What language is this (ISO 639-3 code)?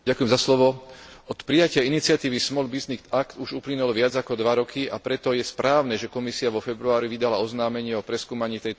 slk